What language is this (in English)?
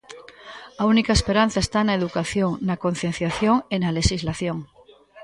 Galician